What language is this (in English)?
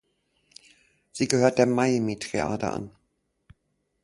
German